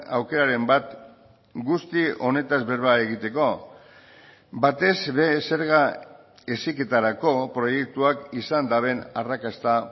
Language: Basque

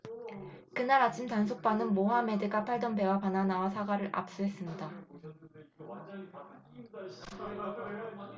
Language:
Korean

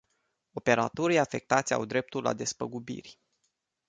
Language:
Romanian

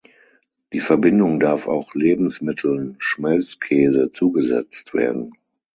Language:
German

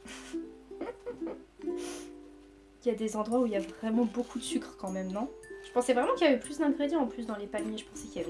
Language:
French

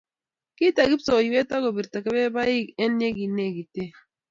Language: Kalenjin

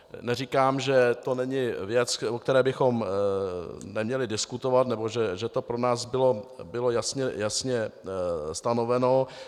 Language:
Czech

